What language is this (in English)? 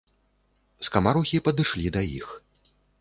Belarusian